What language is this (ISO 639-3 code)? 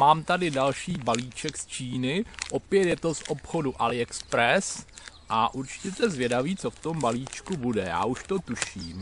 ces